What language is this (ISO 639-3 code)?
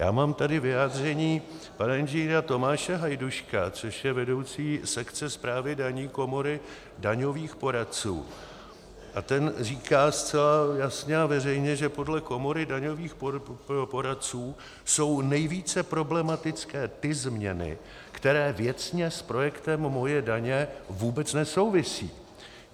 ces